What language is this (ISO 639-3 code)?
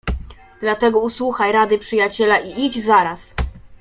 pol